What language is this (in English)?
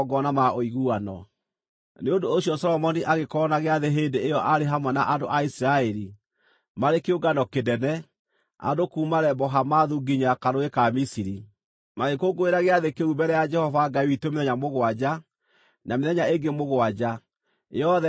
Kikuyu